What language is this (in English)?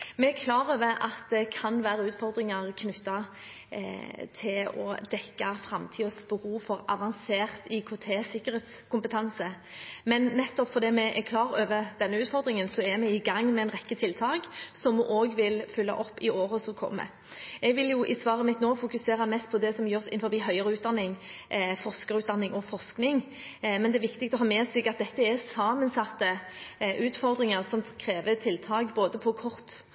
Norwegian Bokmål